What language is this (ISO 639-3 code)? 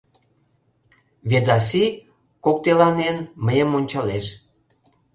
chm